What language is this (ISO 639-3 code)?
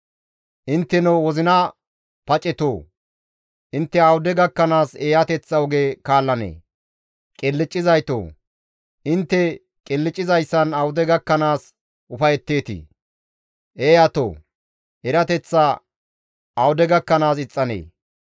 gmv